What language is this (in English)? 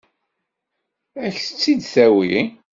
Kabyle